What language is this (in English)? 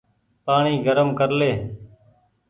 Goaria